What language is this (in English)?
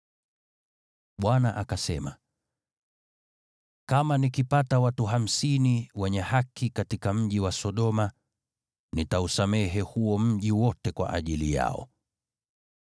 Swahili